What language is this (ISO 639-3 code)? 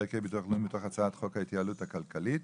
heb